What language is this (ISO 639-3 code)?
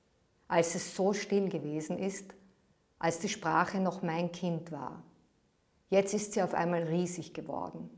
deu